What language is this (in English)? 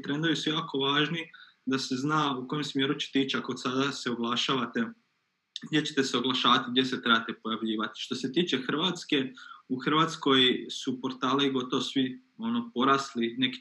Croatian